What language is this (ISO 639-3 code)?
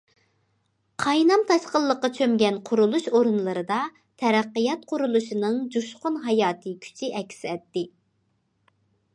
uig